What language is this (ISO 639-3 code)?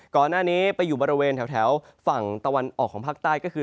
tha